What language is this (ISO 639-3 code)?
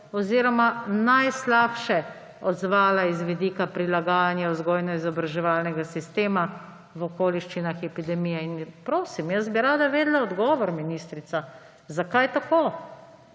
slv